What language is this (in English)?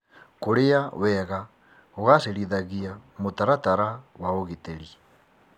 Kikuyu